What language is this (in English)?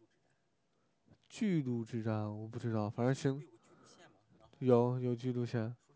Chinese